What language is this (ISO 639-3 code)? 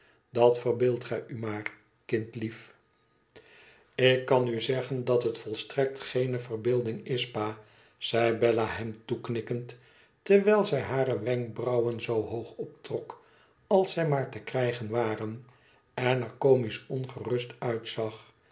nld